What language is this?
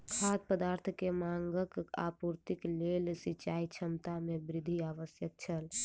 Maithili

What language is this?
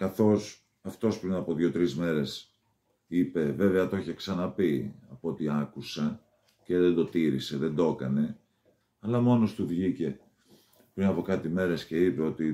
Greek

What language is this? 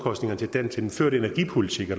Danish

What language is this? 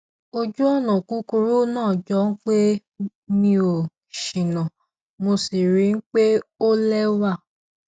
Yoruba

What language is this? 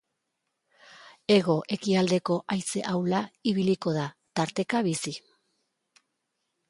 Basque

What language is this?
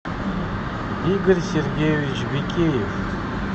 Russian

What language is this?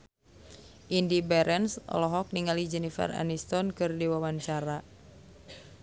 Sundanese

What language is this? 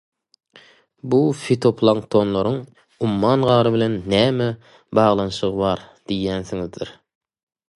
Turkmen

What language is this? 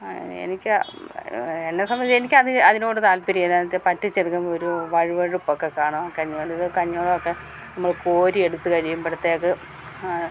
Malayalam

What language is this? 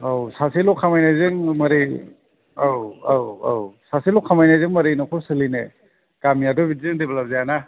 Bodo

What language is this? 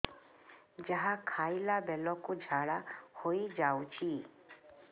Odia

